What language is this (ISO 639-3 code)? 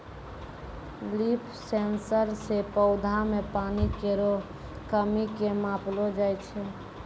mai